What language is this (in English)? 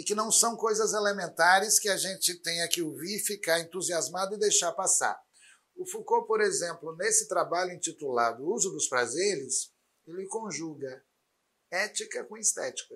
Portuguese